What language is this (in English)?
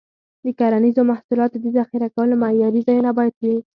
Pashto